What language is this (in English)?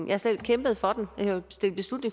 Danish